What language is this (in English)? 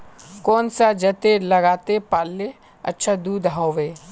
Magahi